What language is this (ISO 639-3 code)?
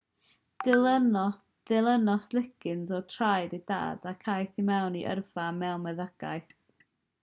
cym